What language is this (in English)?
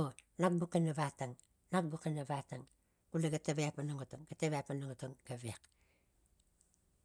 Tigak